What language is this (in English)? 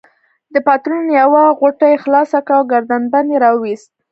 Pashto